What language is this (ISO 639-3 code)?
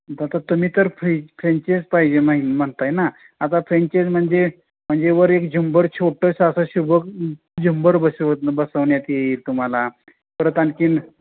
mar